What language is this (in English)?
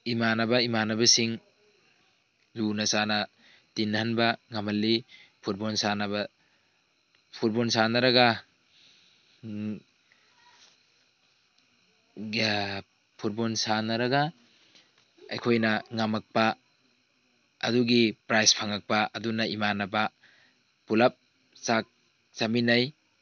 Manipuri